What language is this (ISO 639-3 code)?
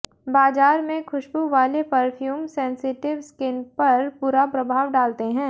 hin